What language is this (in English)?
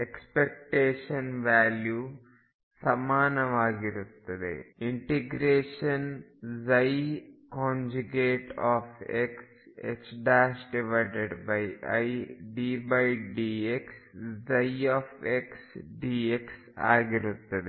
Kannada